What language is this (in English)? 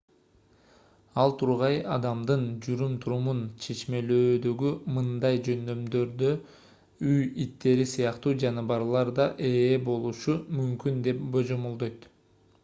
Kyrgyz